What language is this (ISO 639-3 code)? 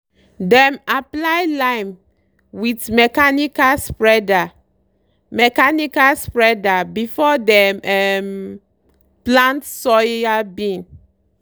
pcm